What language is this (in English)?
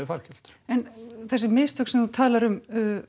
Icelandic